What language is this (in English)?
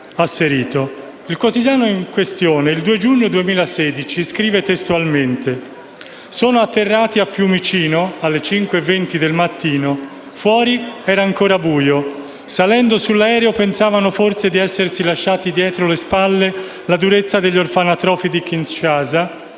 Italian